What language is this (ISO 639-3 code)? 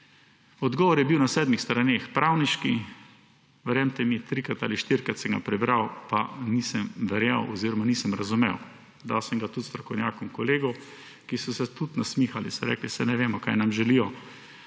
slv